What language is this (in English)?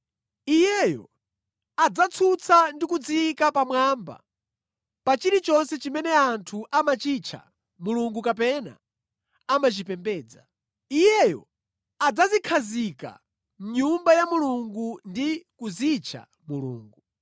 Nyanja